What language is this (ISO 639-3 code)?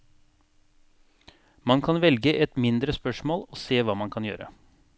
nor